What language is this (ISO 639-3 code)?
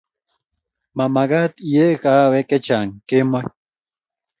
kln